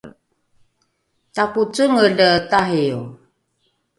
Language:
Rukai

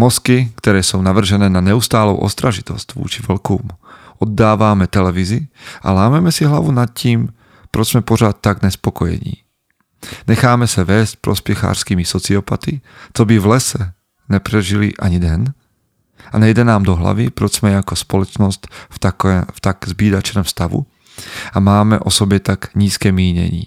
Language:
Slovak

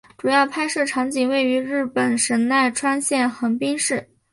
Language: Chinese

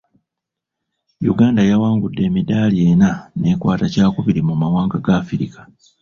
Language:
Ganda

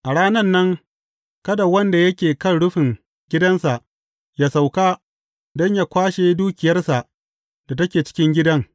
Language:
Hausa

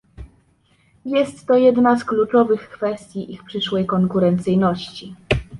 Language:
Polish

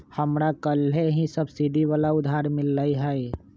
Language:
Magahi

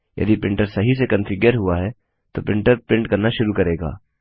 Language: Hindi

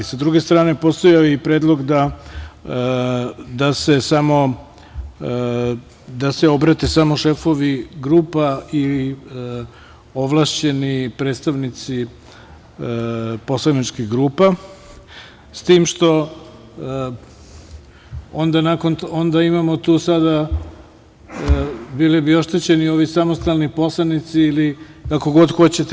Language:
Serbian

